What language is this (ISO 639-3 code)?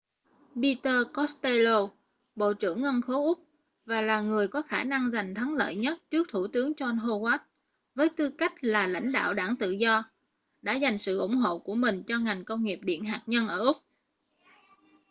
vie